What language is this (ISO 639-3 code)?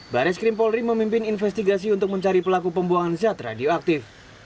ind